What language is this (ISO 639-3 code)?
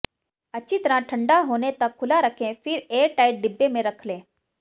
hin